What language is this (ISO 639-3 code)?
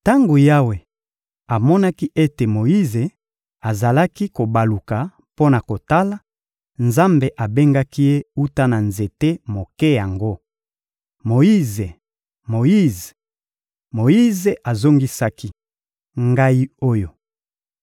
lin